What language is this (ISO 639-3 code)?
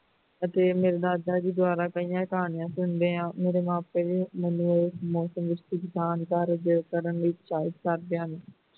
pan